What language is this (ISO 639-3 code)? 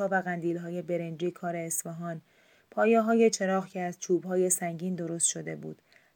fas